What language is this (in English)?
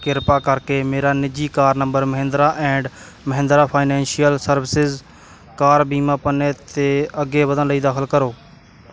Punjabi